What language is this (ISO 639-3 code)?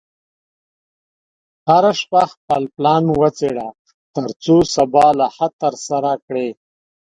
pus